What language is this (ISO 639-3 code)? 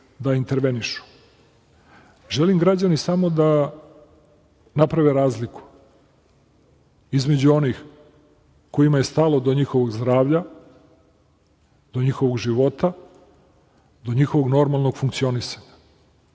srp